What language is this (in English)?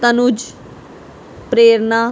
Punjabi